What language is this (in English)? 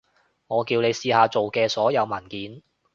Cantonese